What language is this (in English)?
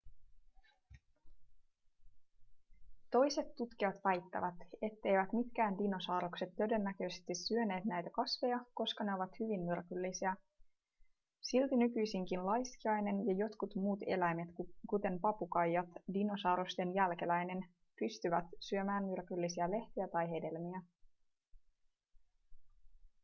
Finnish